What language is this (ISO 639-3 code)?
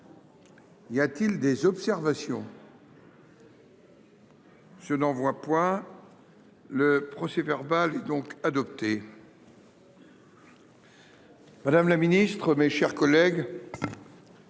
fra